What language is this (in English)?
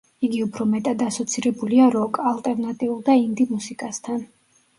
Georgian